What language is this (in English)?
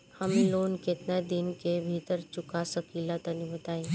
Bhojpuri